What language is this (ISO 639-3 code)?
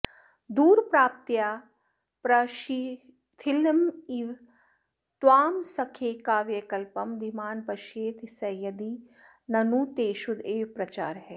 san